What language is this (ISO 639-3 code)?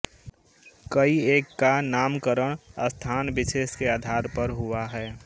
hin